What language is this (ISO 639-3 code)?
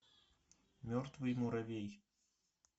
rus